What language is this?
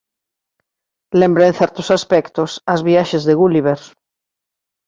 Galician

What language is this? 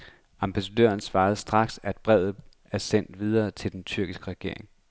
Danish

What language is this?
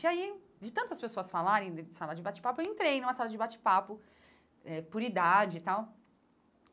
Portuguese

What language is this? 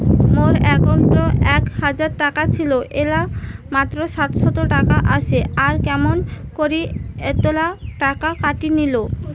Bangla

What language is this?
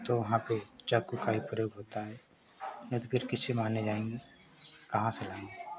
Hindi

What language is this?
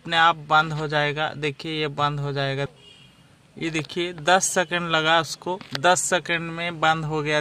Hindi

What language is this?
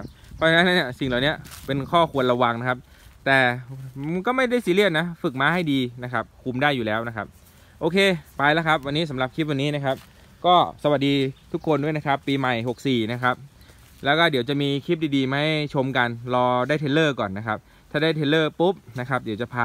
Thai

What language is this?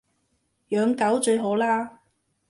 Cantonese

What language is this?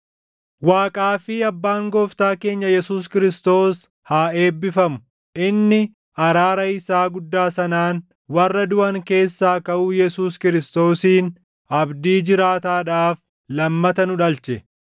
Oromo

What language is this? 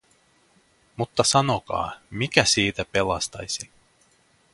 Finnish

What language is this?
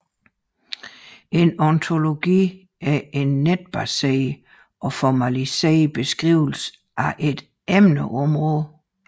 Danish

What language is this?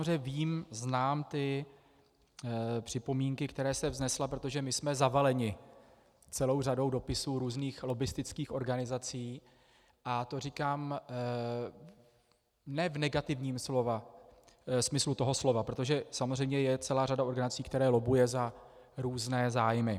Czech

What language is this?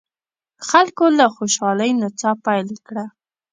Pashto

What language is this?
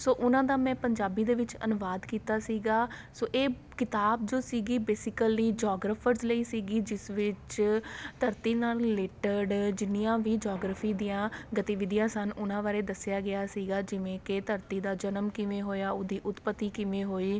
Punjabi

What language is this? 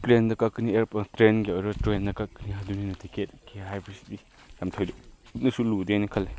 Manipuri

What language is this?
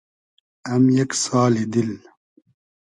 Hazaragi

